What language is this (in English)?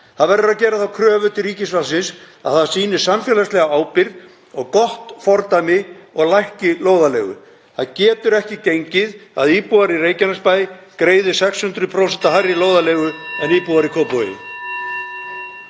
Icelandic